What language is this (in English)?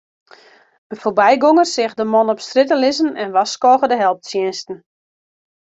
Western Frisian